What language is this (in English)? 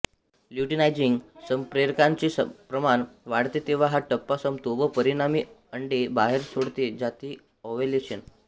Marathi